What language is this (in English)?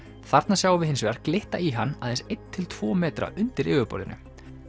Icelandic